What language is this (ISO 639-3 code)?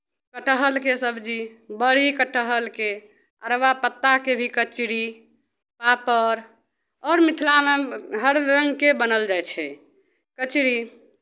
mai